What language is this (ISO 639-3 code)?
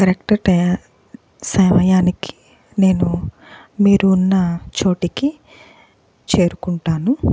tel